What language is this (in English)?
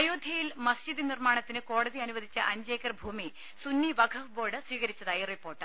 Malayalam